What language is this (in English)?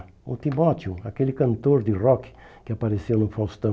Portuguese